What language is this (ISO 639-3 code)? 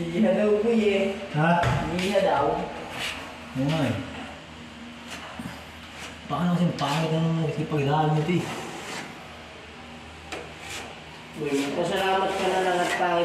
fil